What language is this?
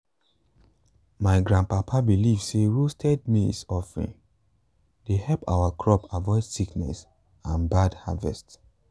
Nigerian Pidgin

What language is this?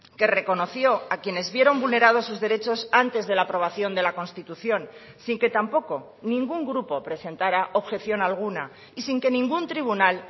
Spanish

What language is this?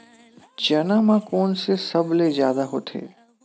Chhattisgarhi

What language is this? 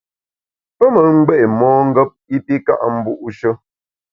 Bamun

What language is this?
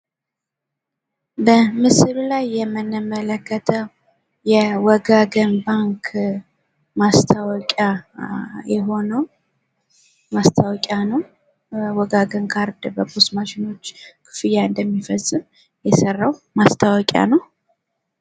Amharic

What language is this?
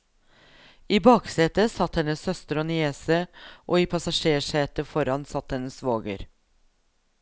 Norwegian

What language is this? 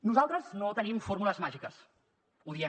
Catalan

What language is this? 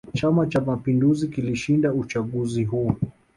Swahili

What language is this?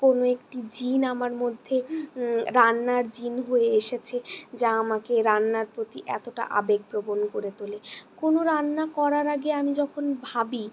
Bangla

